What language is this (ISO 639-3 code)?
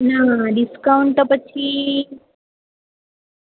guj